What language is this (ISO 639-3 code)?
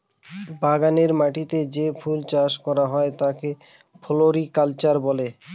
ben